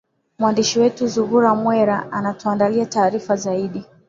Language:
Swahili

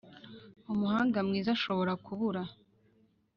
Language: Kinyarwanda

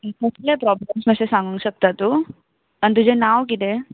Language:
Konkani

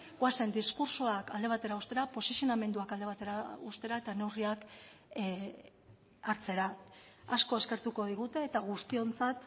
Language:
Basque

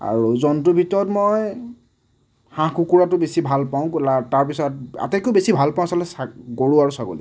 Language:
Assamese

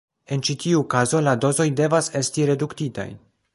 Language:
Esperanto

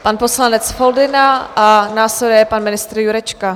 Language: Czech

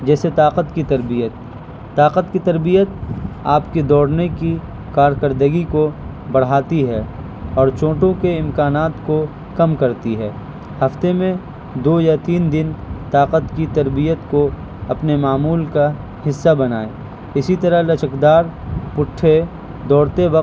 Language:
Urdu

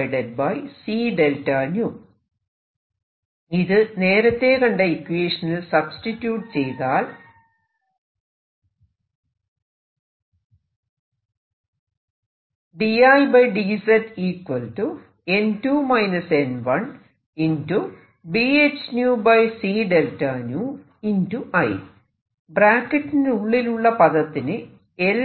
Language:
Malayalam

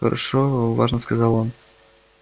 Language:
Russian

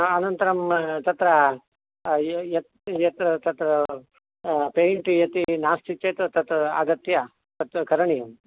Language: Sanskrit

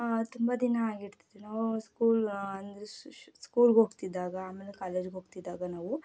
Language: Kannada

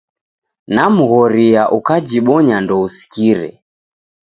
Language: Taita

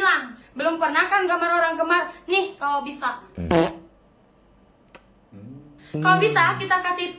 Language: Indonesian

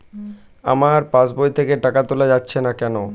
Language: Bangla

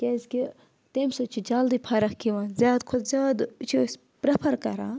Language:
Kashmiri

